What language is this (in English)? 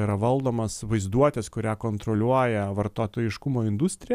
Lithuanian